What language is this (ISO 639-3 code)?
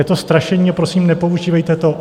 ces